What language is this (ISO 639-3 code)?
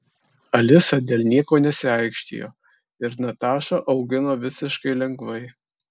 lit